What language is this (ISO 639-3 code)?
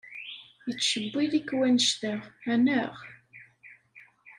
kab